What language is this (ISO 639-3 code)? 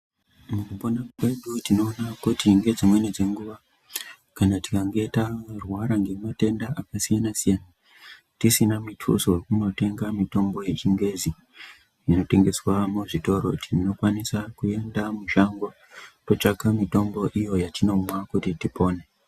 ndc